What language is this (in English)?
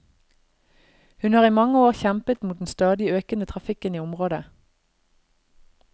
Norwegian